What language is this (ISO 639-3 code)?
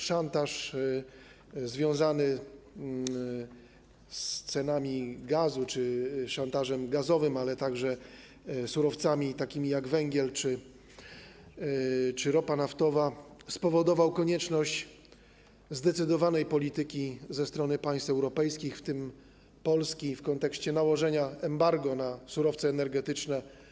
pol